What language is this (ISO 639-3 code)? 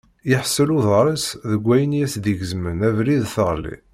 kab